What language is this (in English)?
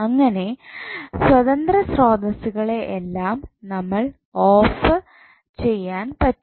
Malayalam